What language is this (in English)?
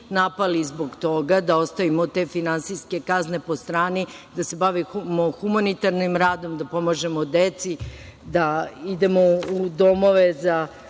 Serbian